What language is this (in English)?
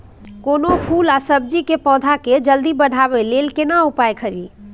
Maithili